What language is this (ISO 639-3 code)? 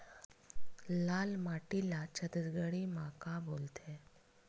hne